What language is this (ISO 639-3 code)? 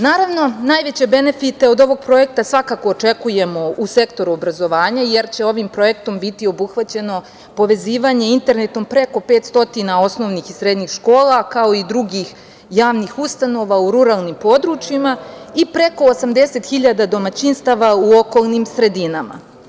srp